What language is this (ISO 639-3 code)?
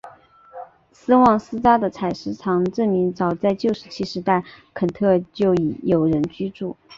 zho